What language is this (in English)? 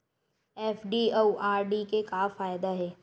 Chhattisgarhi